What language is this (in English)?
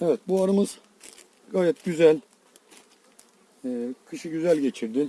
Turkish